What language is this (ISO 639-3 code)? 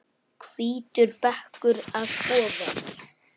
isl